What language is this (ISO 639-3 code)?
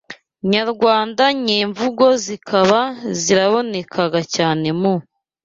kin